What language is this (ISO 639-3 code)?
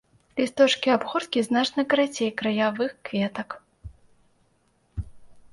bel